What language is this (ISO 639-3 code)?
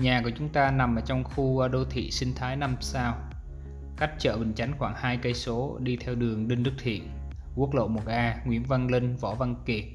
vie